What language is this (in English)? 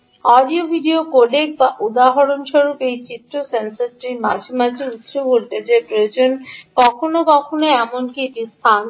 Bangla